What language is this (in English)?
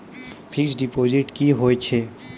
Maithili